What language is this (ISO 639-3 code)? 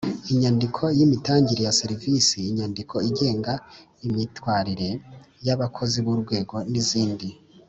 kin